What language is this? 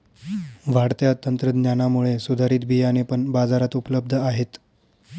Marathi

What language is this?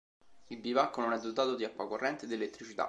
Italian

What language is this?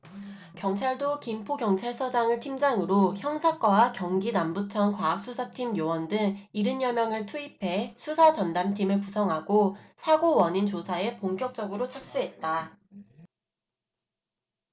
Korean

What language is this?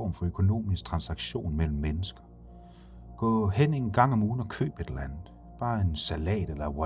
Danish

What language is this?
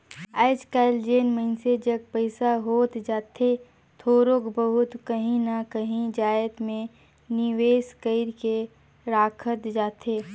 Chhattisgarhi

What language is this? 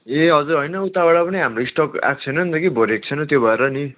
Nepali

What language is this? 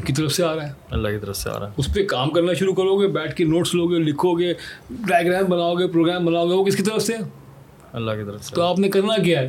Urdu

